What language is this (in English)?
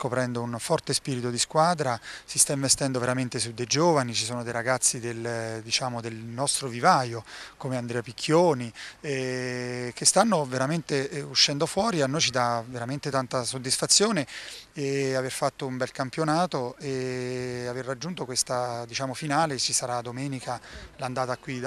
Italian